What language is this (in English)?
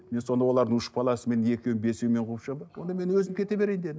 Kazakh